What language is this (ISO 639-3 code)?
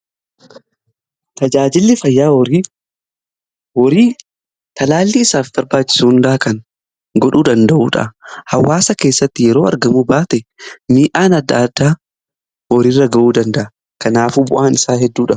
orm